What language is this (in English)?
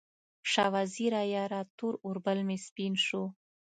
Pashto